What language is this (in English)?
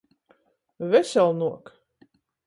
Latgalian